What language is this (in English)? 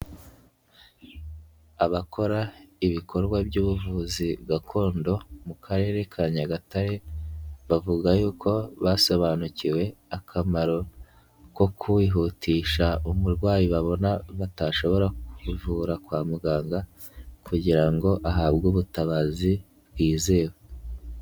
Kinyarwanda